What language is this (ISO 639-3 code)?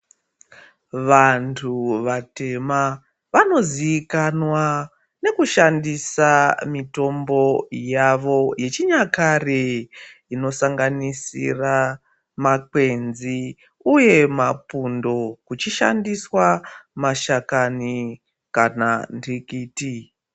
ndc